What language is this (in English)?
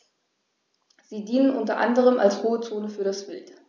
German